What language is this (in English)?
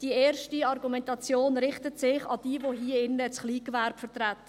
Swiss German